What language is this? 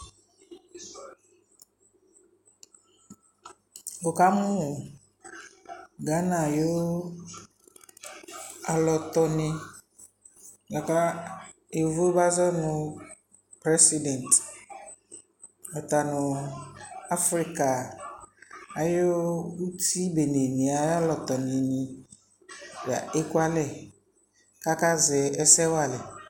Ikposo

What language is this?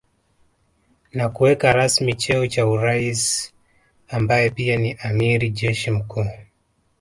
Swahili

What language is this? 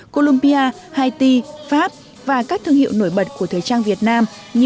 Vietnamese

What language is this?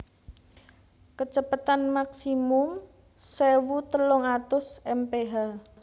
Javanese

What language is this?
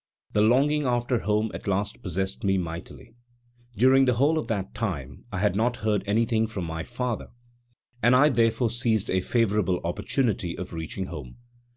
English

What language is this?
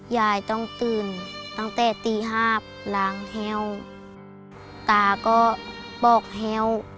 Thai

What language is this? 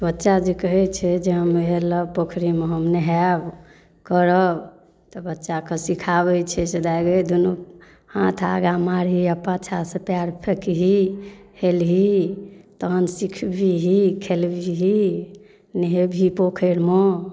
Maithili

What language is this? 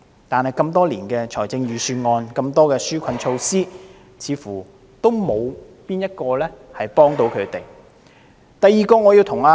Cantonese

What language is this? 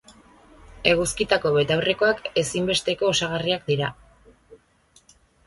Basque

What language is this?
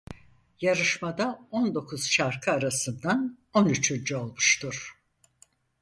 Turkish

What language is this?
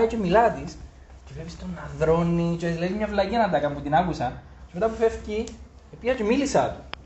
Greek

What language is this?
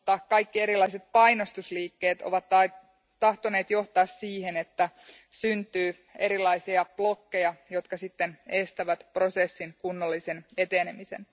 Finnish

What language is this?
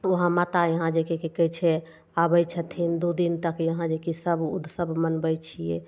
Maithili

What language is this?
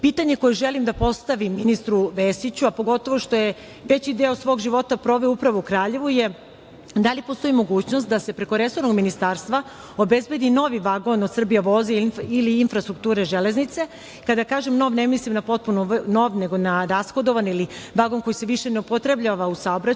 Serbian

